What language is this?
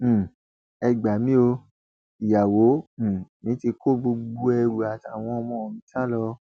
Yoruba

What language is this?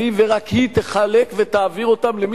Hebrew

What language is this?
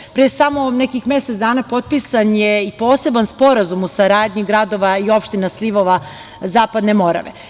Serbian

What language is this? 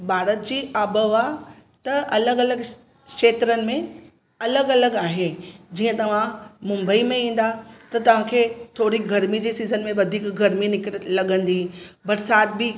Sindhi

